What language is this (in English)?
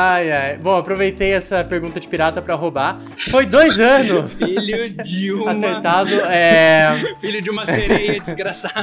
Portuguese